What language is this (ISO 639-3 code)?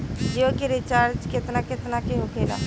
bho